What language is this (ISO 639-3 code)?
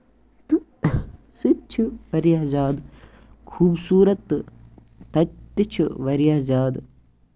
kas